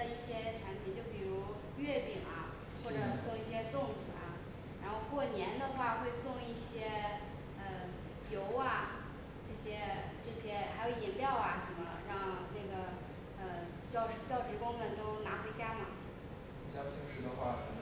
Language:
Chinese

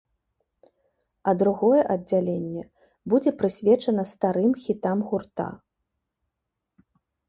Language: Belarusian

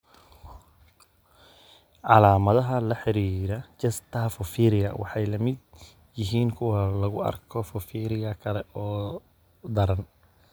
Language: Somali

